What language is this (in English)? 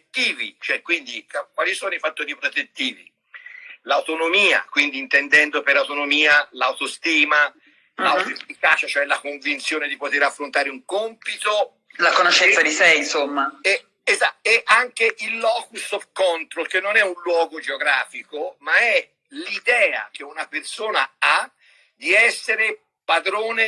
Italian